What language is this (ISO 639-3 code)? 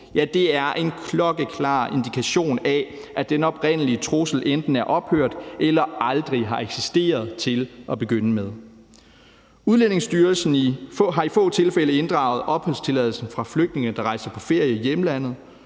dan